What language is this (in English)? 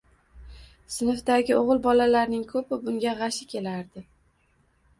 Uzbek